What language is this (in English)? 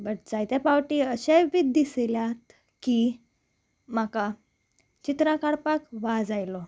Konkani